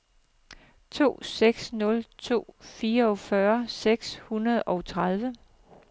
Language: Danish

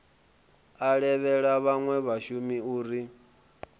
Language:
Venda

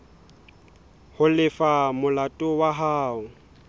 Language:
Southern Sotho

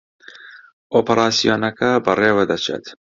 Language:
Central Kurdish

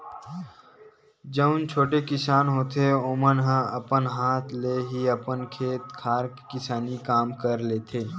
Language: Chhattisgarhi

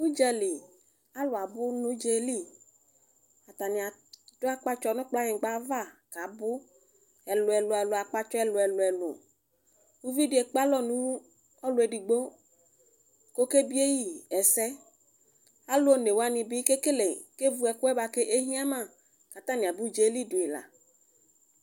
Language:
Ikposo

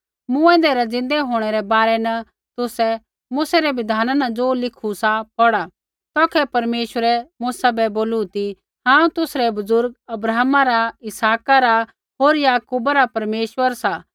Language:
Kullu Pahari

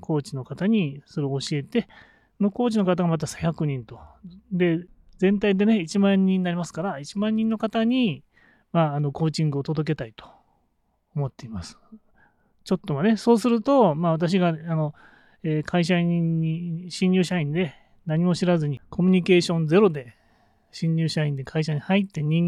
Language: Japanese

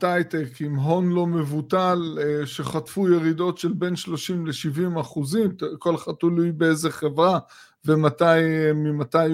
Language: Hebrew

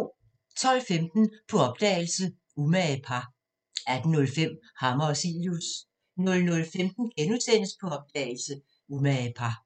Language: Danish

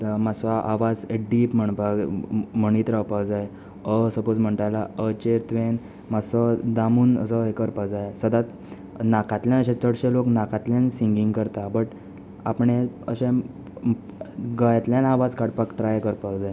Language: Konkani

